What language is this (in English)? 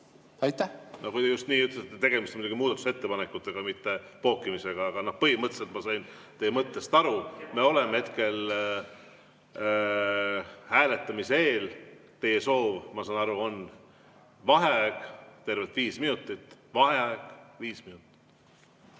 Estonian